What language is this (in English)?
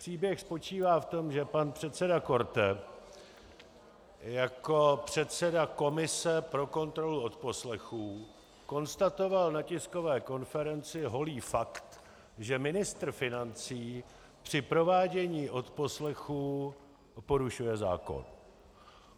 Czech